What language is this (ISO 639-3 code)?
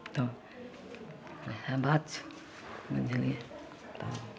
mai